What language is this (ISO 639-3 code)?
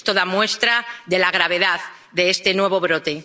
spa